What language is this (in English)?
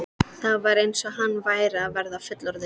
Icelandic